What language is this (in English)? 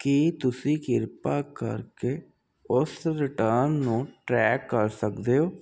Punjabi